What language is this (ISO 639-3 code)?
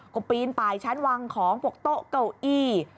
tha